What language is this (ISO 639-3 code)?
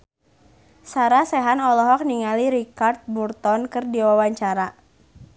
sun